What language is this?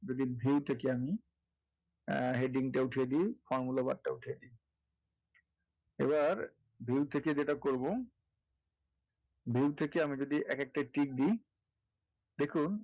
Bangla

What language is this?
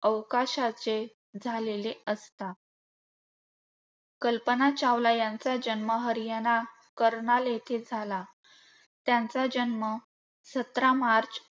Marathi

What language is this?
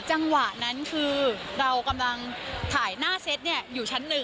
Thai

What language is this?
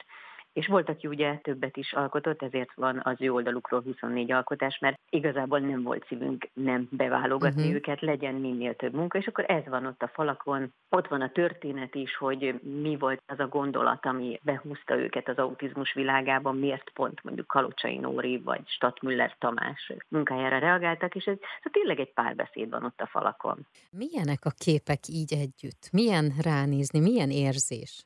Hungarian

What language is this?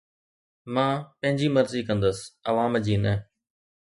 Sindhi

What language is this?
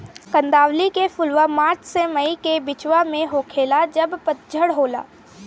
Bhojpuri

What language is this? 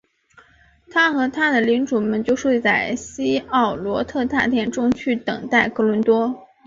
Chinese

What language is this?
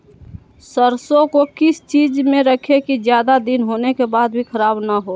Magahi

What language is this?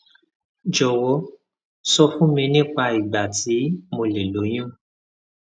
Yoruba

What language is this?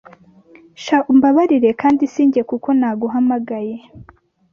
Kinyarwanda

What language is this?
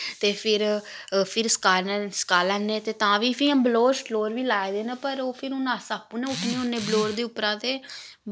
Dogri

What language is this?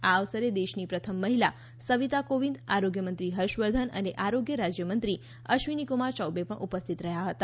Gujarati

